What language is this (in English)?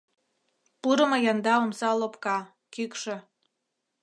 Mari